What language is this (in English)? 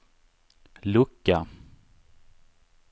Swedish